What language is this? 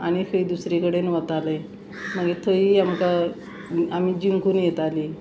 Konkani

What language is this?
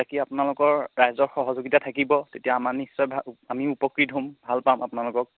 Assamese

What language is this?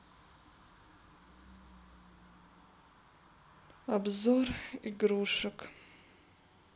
Russian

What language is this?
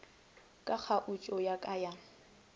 Northern Sotho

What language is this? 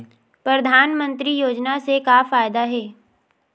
Chhattisgarhi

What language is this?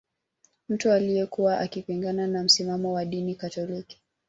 Swahili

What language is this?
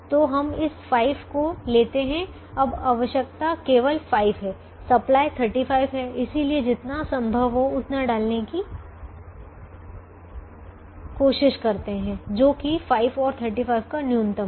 Hindi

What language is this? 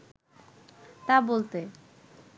Bangla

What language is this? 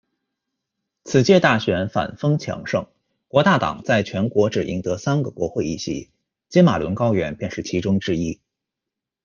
Chinese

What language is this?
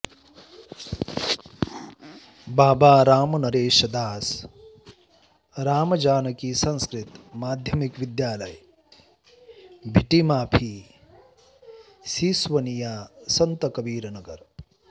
Sanskrit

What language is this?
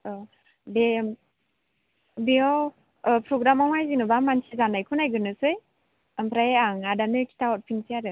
Bodo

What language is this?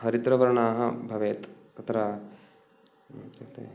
Sanskrit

